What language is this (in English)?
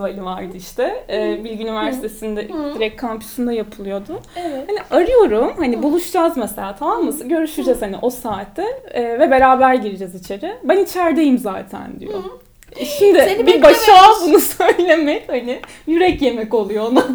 Turkish